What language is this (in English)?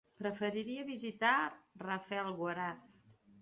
Catalan